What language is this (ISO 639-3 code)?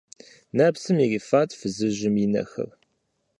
kbd